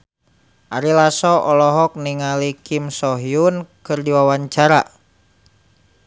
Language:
Sundanese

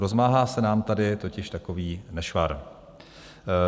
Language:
Czech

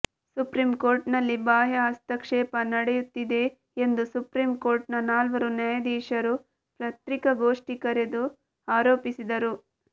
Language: Kannada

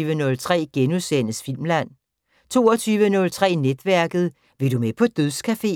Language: Danish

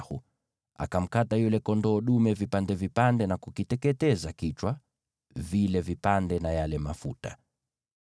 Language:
Swahili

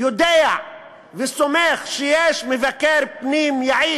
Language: Hebrew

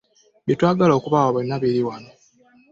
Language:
Ganda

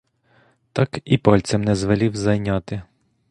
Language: Ukrainian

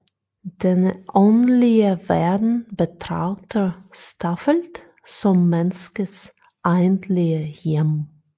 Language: Danish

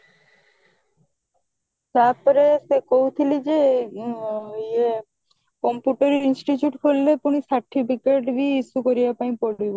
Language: Odia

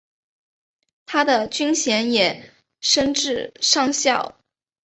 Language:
Chinese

